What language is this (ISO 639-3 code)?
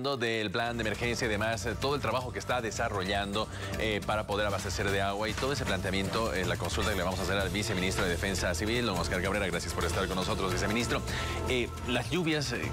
spa